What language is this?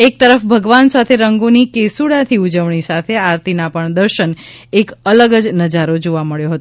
Gujarati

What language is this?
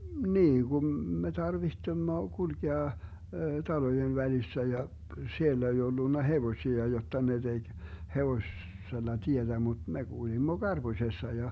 Finnish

